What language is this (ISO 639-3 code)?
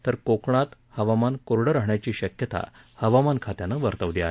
mar